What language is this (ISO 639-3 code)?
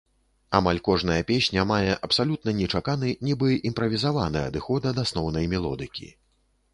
bel